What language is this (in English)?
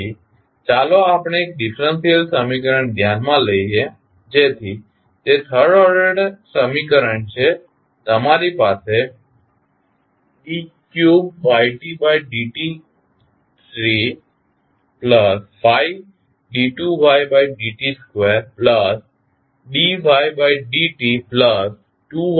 Gujarati